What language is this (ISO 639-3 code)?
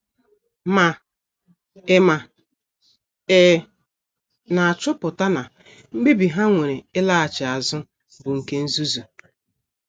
ibo